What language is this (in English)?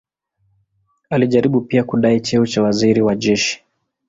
Swahili